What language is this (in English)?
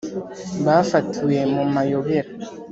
Kinyarwanda